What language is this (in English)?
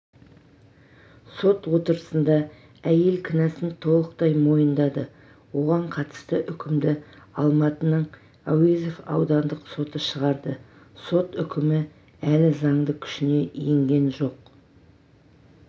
Kazakh